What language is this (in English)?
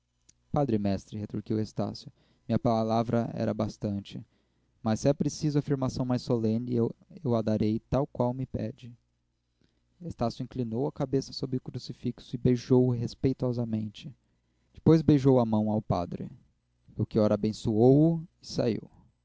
Portuguese